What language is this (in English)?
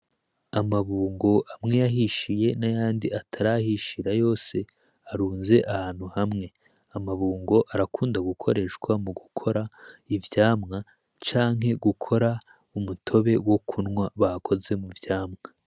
Rundi